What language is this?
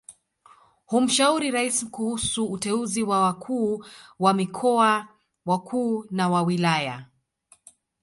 Swahili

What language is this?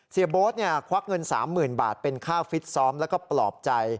Thai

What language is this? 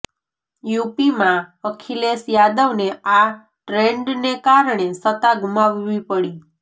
Gujarati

